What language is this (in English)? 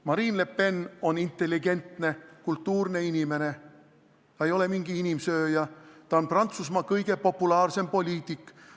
Estonian